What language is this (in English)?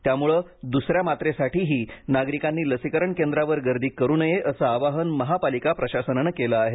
Marathi